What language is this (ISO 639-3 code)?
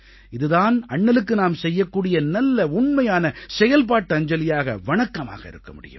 tam